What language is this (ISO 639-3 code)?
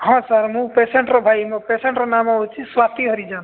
ori